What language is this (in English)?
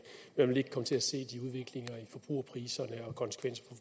Danish